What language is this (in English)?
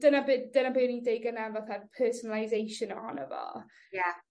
Welsh